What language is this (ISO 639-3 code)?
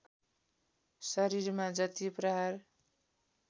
nep